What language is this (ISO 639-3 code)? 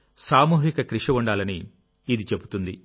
tel